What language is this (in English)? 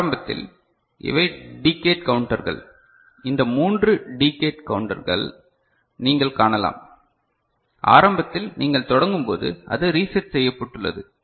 Tamil